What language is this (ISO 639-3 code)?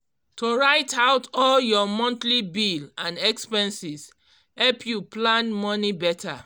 pcm